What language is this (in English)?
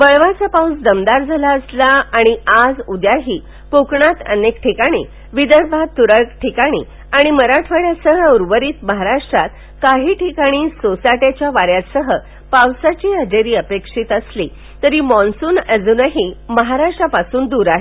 Marathi